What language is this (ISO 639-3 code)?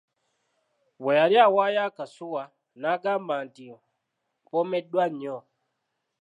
lug